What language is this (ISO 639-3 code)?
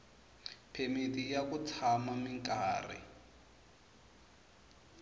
tso